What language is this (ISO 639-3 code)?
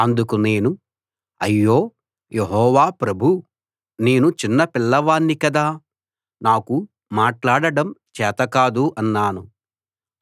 tel